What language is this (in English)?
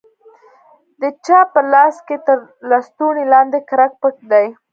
Pashto